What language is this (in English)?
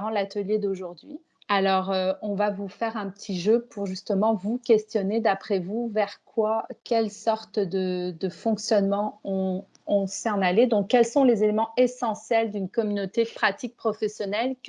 French